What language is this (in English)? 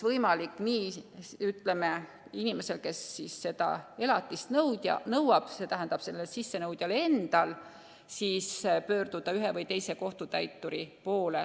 Estonian